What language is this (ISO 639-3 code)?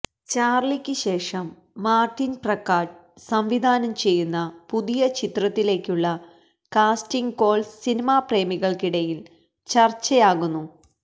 mal